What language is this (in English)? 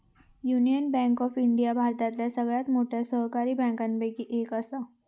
Marathi